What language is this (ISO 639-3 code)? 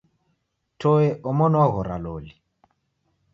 dav